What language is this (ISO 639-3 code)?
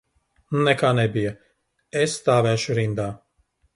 lav